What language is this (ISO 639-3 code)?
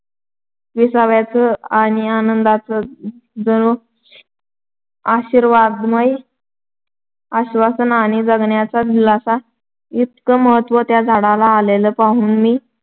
mar